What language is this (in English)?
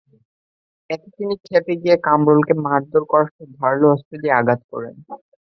Bangla